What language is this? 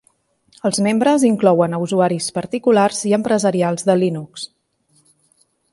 Catalan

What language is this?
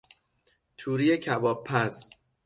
Persian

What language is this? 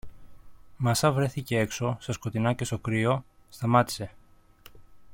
Greek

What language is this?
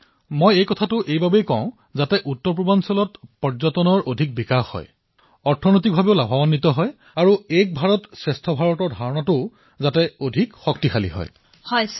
Assamese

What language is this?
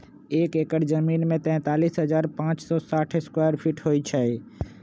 Magahi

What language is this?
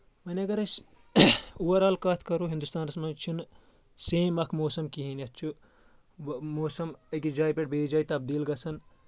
Kashmiri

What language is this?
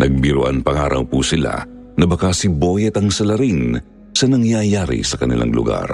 Filipino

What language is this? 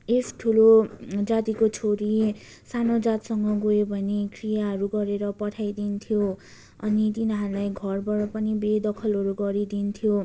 Nepali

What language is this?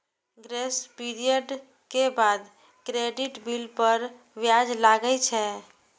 Maithili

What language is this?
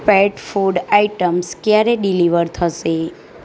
Gujarati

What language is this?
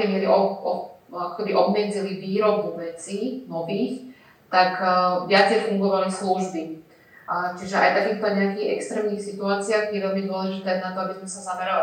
Slovak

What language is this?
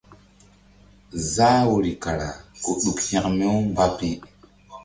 Mbum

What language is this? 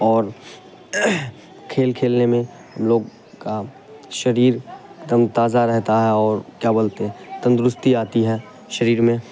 Urdu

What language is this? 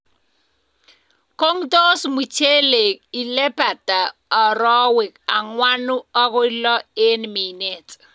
Kalenjin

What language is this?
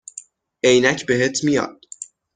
Persian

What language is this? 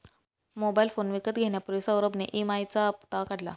Marathi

